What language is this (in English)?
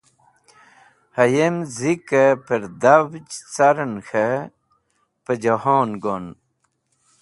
Wakhi